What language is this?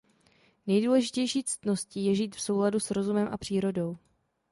Czech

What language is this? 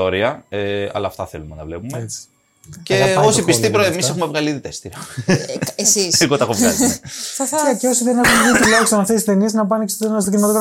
Greek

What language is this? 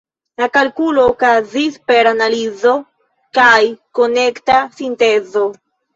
Esperanto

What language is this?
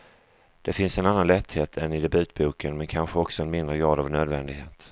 Swedish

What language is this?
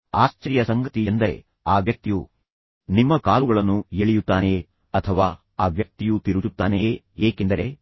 Kannada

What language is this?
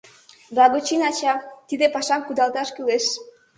Mari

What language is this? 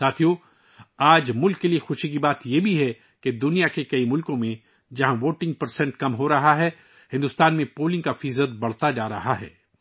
Urdu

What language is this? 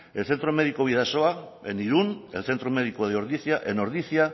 Spanish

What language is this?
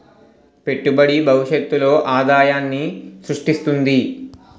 Telugu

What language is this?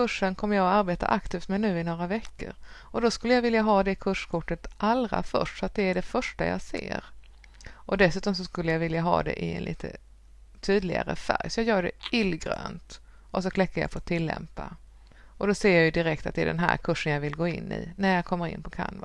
Swedish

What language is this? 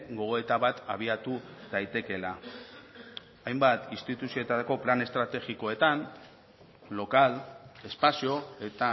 Basque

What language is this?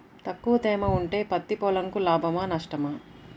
Telugu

